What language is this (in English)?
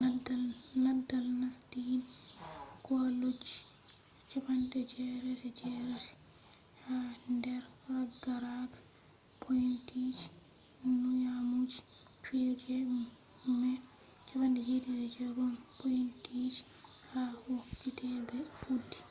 Fula